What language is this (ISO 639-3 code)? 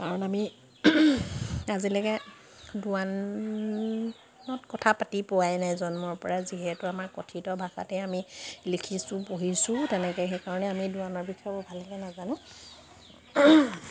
asm